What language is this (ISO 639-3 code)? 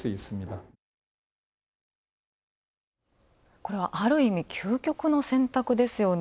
jpn